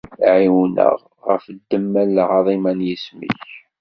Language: Kabyle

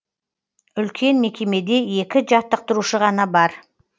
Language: Kazakh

